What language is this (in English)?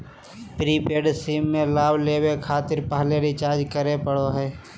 Magahi